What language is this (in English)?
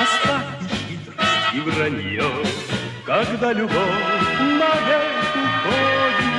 Russian